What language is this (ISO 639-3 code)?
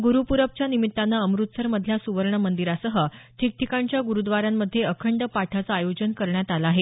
mar